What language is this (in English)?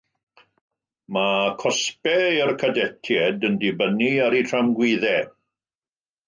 Welsh